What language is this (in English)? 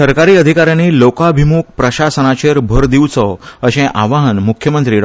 Konkani